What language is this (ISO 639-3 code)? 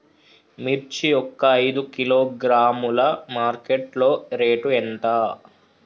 tel